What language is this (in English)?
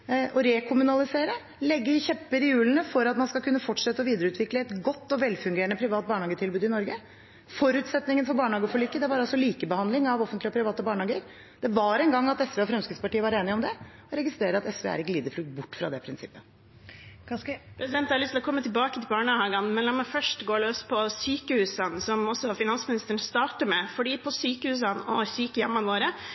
Norwegian Bokmål